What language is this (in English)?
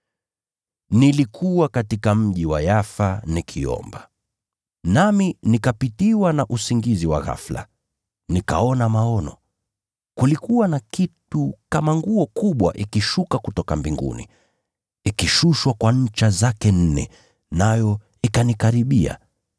Swahili